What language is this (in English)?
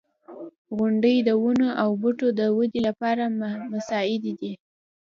Pashto